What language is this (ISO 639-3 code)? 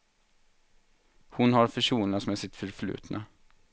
swe